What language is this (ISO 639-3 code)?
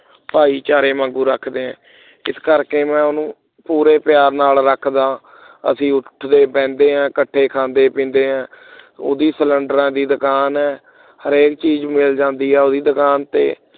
pan